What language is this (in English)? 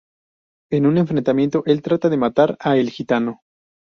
Spanish